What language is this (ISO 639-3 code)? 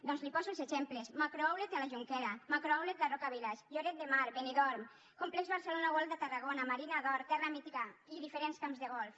cat